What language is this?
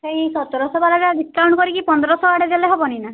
Odia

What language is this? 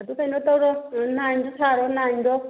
Manipuri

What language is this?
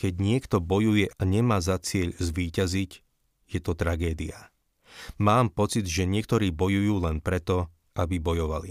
Slovak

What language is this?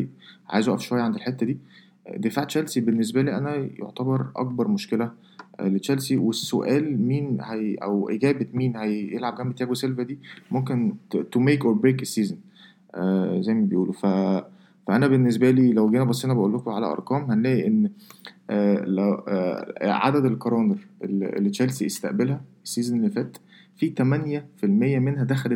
Arabic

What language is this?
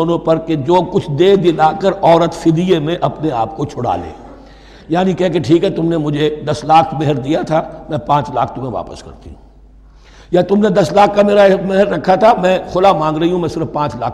Urdu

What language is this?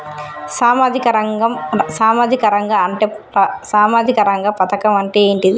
Telugu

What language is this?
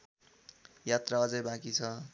Nepali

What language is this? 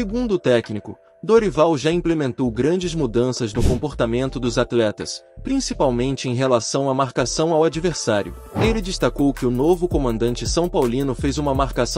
Portuguese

